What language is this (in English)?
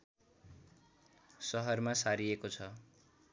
Nepali